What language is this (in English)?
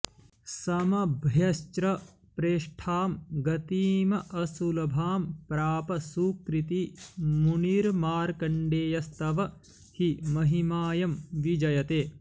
Sanskrit